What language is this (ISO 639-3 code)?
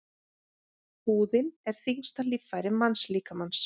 isl